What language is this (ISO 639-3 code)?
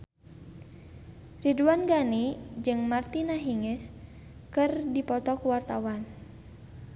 sun